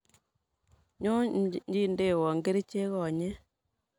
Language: Kalenjin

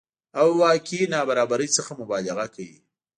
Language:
Pashto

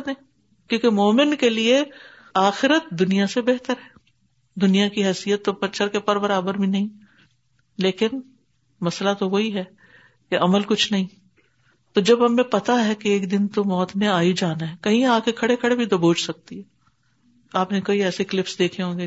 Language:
Urdu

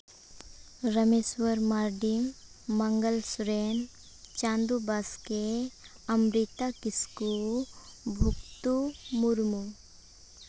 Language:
Santali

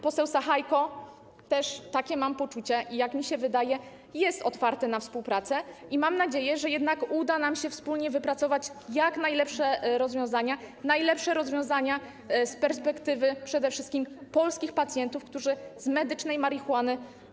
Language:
Polish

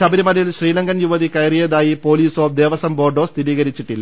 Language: Malayalam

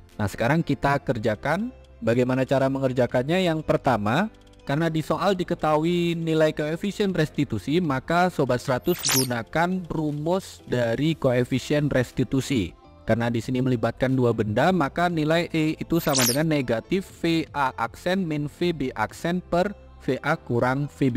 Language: Indonesian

